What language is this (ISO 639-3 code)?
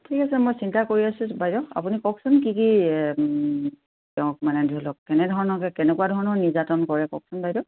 asm